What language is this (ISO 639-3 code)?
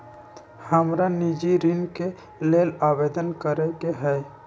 mag